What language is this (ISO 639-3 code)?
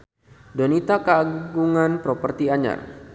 sun